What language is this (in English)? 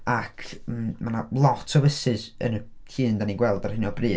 Welsh